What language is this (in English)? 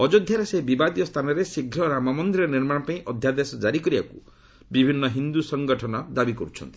Odia